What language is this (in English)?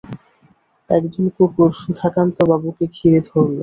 Bangla